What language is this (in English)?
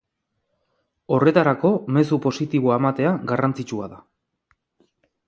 Basque